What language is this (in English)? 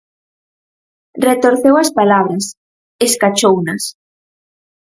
Galician